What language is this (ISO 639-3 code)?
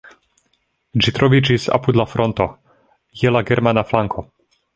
epo